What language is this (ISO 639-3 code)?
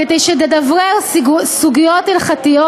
heb